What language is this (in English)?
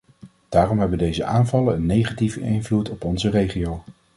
Dutch